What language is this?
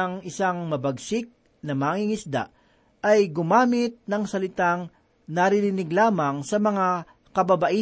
Filipino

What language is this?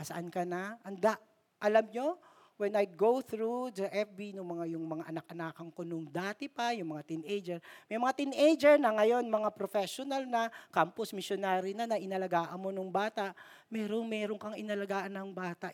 Filipino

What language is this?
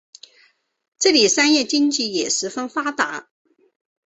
Chinese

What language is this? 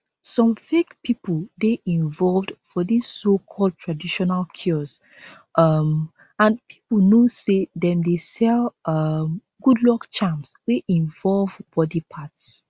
Nigerian Pidgin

